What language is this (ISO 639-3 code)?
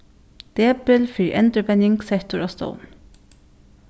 fao